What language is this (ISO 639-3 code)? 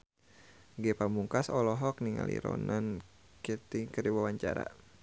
sun